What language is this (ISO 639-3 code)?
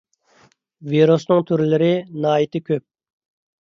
uig